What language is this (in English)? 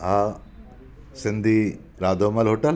Sindhi